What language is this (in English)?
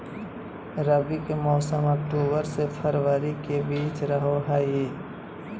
Magahi